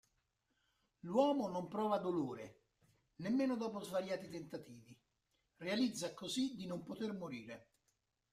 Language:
Italian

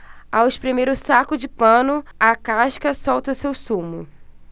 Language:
Portuguese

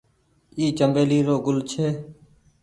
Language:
Goaria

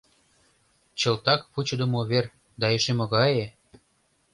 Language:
Mari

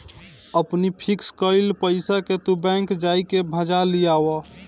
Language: Bhojpuri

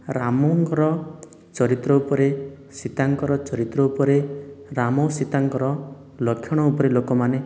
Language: Odia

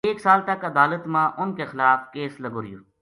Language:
Gujari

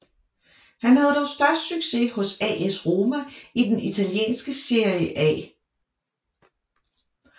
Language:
Danish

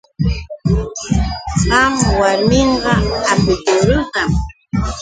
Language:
Yauyos Quechua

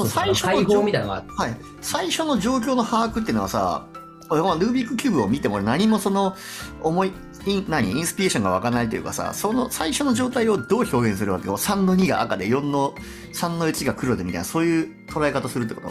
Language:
Japanese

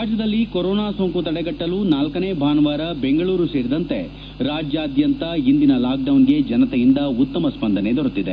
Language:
Kannada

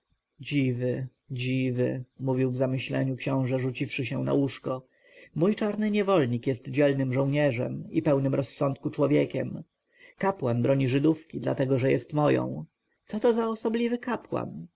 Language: Polish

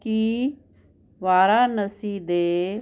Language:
Punjabi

